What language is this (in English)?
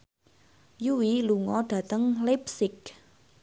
Javanese